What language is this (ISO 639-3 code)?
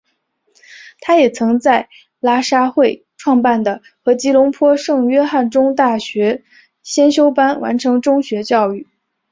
zho